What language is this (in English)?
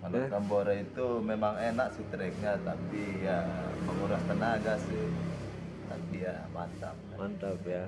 Indonesian